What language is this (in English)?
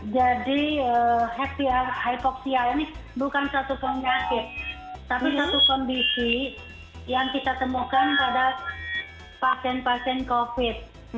Indonesian